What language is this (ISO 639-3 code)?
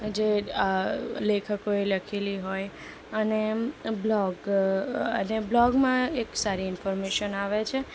guj